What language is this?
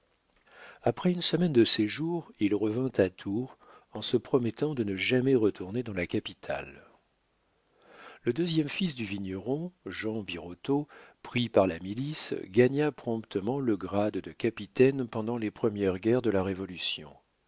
French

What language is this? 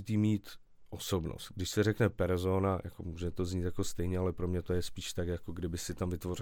Czech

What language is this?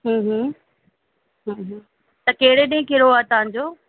Sindhi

